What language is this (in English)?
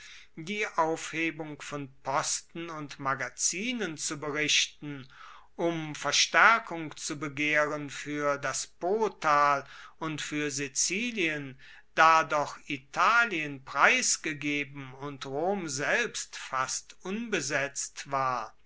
German